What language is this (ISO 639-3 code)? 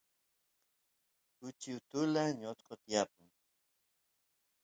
qus